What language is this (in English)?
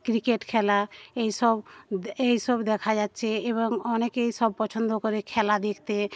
Bangla